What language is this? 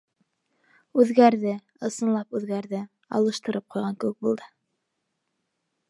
Bashkir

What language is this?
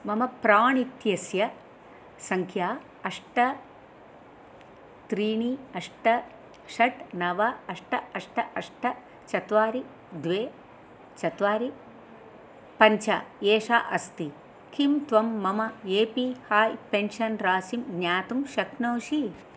Sanskrit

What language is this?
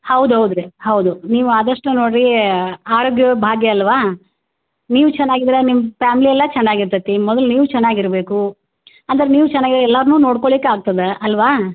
Kannada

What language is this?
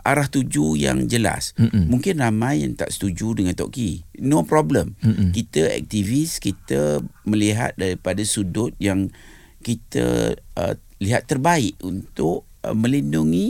Malay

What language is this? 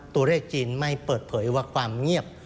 Thai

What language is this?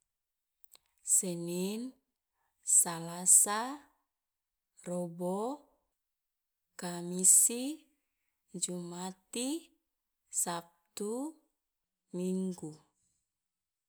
Loloda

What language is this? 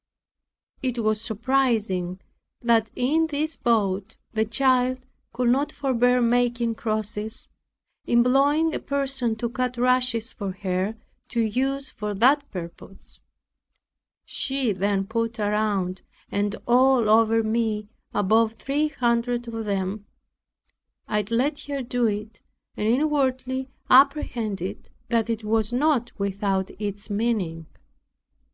English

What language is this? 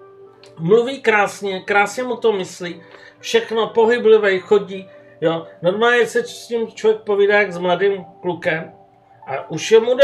Czech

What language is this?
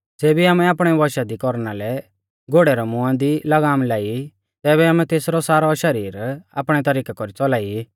Mahasu Pahari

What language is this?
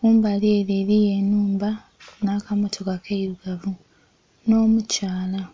Soga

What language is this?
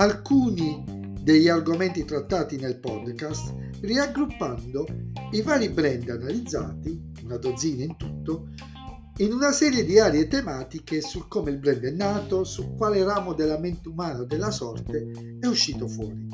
Italian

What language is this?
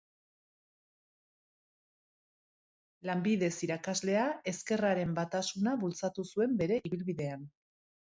Basque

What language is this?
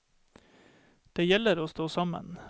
Norwegian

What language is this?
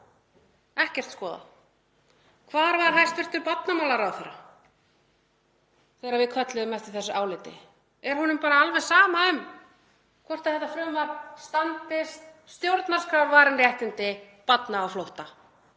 Icelandic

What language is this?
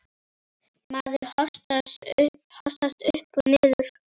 Icelandic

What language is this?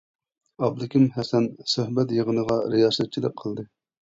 Uyghur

